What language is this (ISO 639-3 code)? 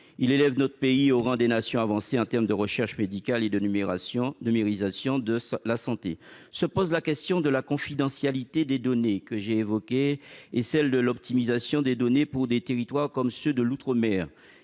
fra